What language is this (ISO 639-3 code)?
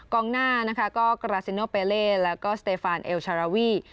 tha